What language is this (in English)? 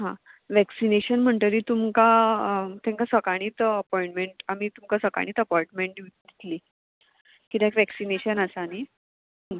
Konkani